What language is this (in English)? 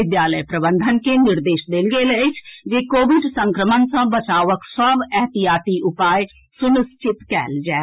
Maithili